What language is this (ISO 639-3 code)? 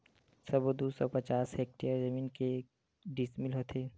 hne